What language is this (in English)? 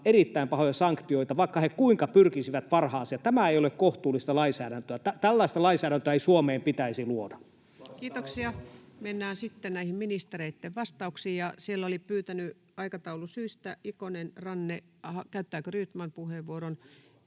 Finnish